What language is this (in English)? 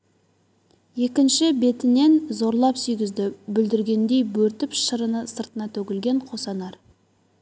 Kazakh